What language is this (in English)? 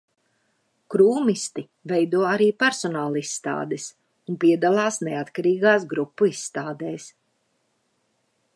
Latvian